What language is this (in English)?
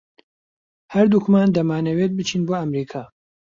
Central Kurdish